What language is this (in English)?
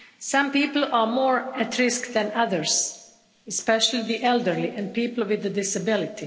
English